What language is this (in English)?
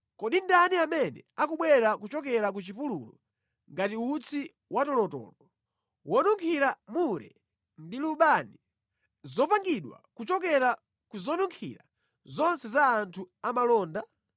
Nyanja